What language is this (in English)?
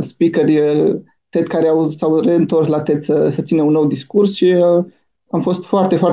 Romanian